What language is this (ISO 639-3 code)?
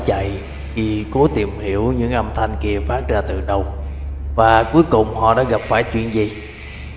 vie